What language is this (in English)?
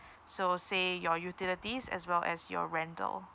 English